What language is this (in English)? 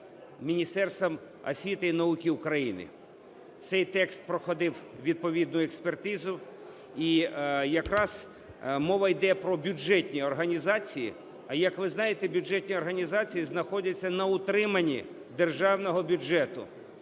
Ukrainian